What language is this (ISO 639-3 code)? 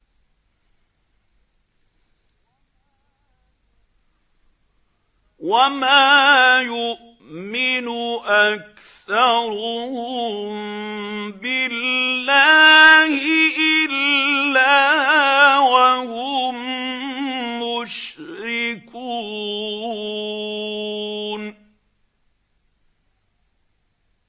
ara